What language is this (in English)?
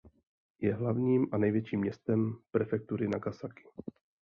Czech